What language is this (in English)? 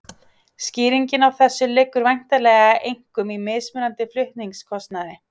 Icelandic